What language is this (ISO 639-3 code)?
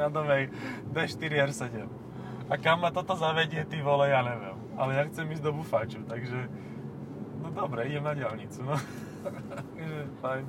slk